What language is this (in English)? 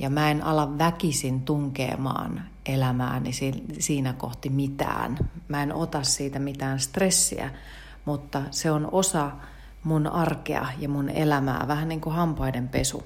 Finnish